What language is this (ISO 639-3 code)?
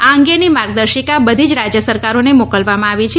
guj